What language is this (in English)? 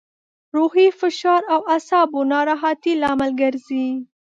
Pashto